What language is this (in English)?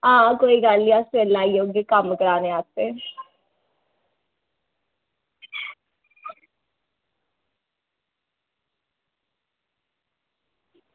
Dogri